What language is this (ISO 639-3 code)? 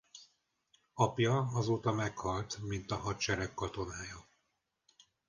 hun